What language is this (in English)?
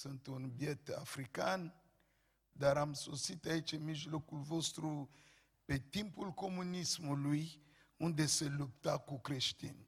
Romanian